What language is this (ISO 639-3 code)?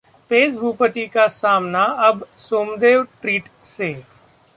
hin